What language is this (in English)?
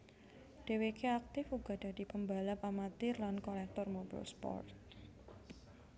Javanese